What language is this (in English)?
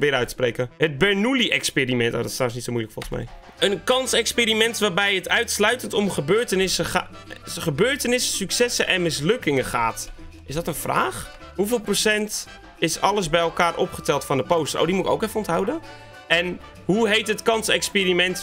Dutch